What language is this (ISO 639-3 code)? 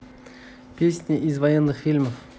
rus